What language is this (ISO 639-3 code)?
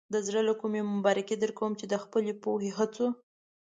pus